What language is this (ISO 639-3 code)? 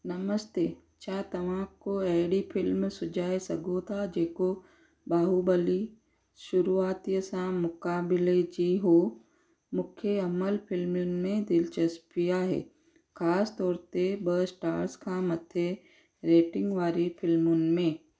snd